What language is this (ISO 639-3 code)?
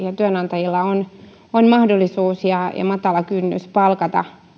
fin